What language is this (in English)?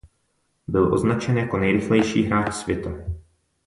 Czech